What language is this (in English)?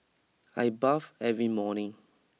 English